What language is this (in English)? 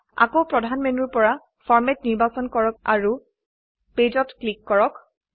Assamese